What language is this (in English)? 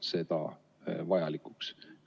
Estonian